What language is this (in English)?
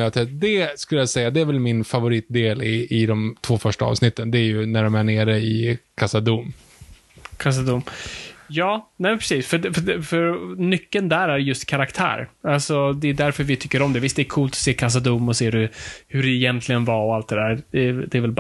Swedish